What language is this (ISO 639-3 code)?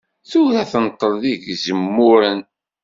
kab